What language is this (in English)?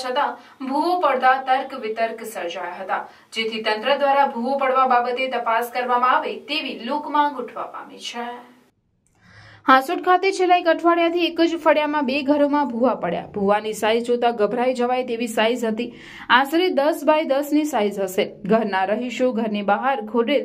Gujarati